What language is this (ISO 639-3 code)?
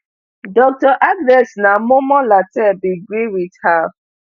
pcm